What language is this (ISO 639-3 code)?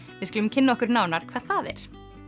isl